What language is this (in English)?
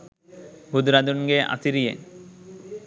Sinhala